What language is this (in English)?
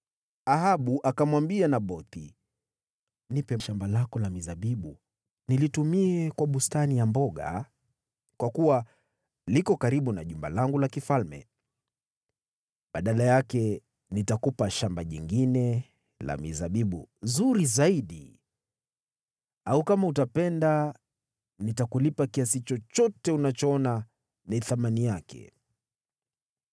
Swahili